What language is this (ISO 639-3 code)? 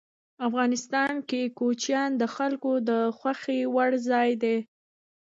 pus